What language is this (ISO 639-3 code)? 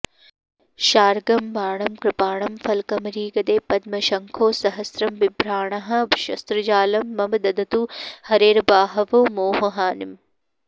san